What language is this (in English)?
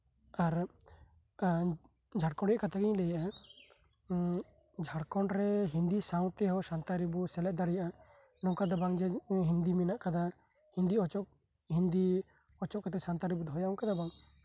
Santali